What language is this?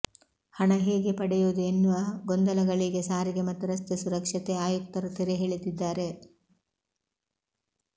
Kannada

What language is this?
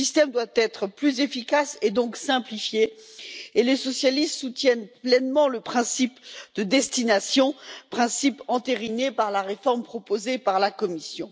French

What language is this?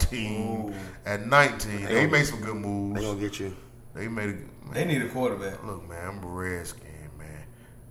English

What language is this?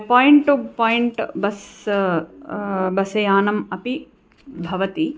Sanskrit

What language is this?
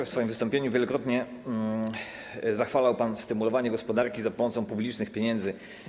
Polish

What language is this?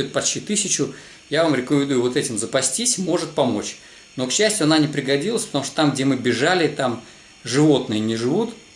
Russian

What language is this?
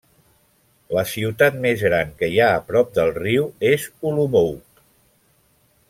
Catalan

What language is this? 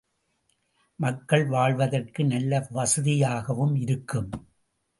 Tamil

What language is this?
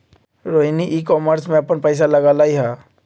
Magahi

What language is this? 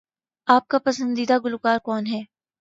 Urdu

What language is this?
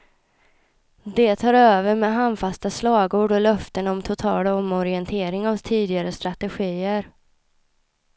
Swedish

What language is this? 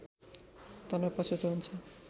Nepali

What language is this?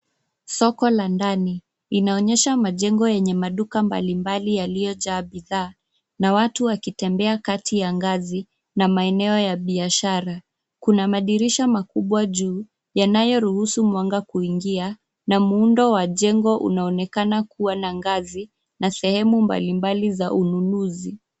Swahili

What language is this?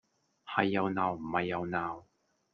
Cantonese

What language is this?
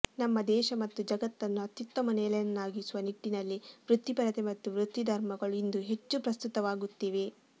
Kannada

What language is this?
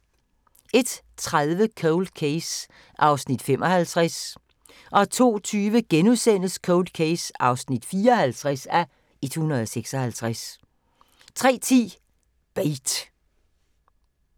Danish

